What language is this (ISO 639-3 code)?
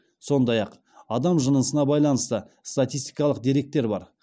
kaz